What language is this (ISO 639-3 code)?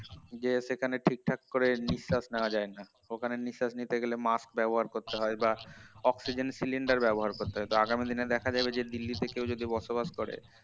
ben